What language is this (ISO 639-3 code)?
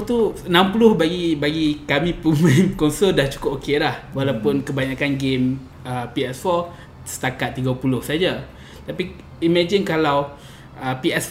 msa